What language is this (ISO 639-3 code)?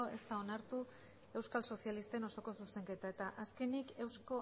eus